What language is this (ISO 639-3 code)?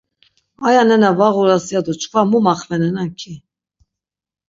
lzz